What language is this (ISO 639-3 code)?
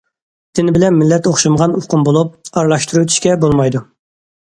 uig